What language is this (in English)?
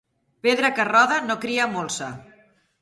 Catalan